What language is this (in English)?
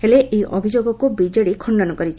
Odia